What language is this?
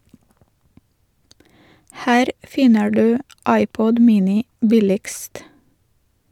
Norwegian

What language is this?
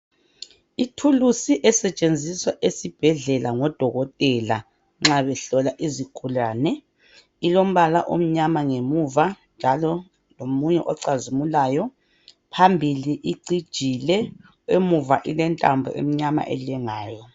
North Ndebele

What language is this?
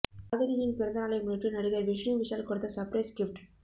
Tamil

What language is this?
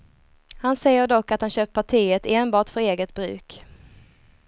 Swedish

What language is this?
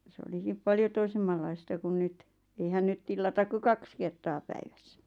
Finnish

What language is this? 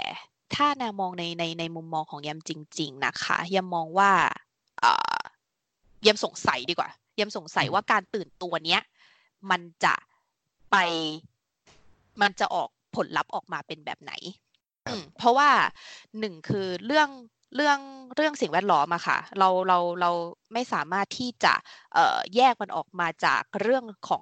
Thai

